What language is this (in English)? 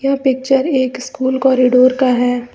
Hindi